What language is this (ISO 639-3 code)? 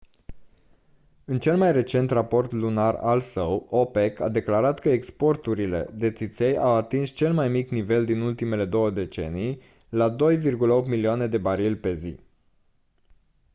ron